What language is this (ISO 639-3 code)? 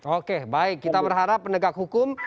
ind